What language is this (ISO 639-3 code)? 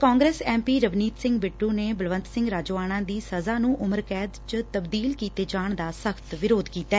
pan